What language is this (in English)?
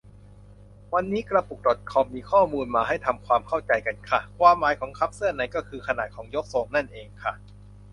Thai